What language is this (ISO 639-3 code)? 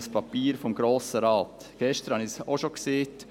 gsw